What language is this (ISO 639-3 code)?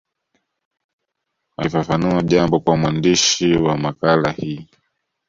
swa